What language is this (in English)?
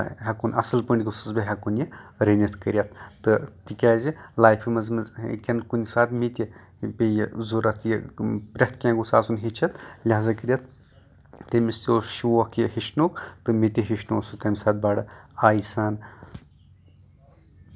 Kashmiri